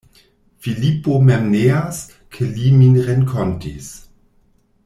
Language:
Esperanto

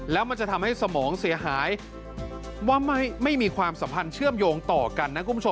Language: Thai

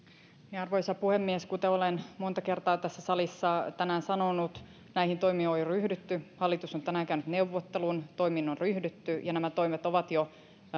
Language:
Finnish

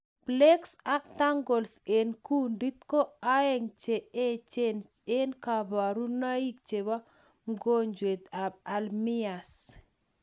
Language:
Kalenjin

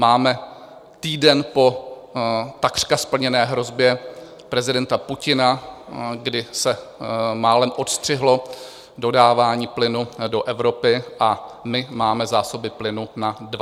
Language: Czech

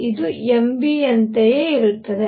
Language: Kannada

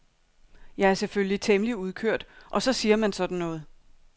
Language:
Danish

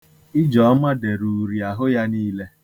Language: Igbo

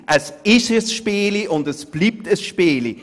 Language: Swiss German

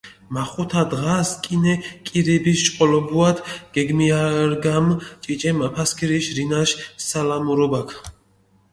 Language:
Mingrelian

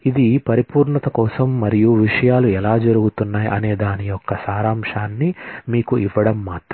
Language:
Telugu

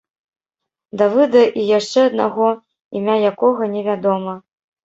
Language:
Belarusian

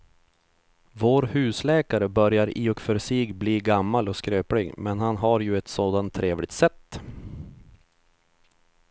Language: Swedish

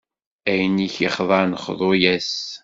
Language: Kabyle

